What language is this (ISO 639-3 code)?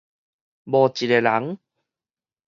nan